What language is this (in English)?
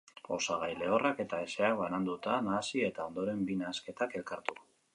Basque